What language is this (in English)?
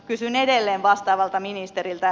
Finnish